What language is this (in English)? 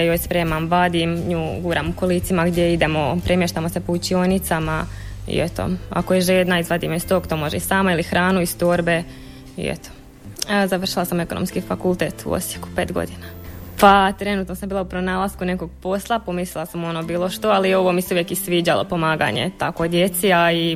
Croatian